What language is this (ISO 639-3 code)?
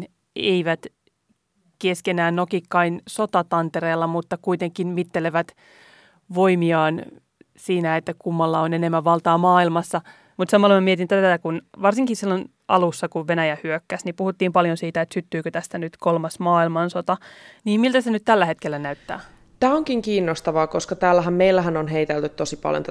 fin